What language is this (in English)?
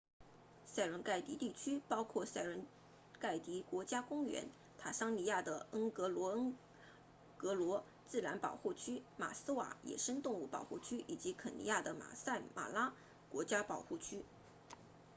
Chinese